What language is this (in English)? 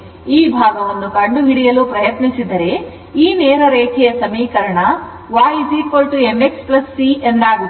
Kannada